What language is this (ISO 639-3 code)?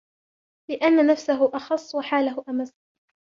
ara